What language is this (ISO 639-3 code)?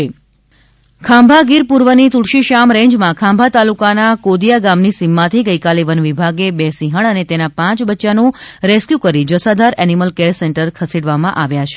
guj